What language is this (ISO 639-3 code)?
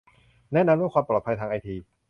tha